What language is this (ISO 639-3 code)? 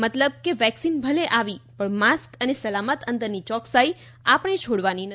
guj